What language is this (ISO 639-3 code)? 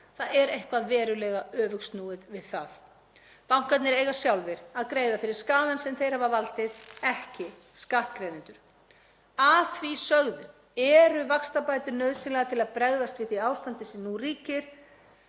isl